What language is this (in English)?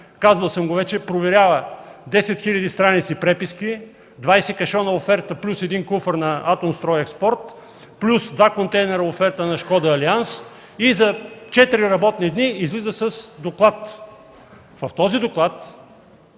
Bulgarian